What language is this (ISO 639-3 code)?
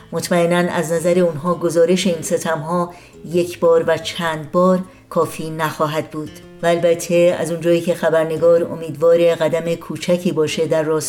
fas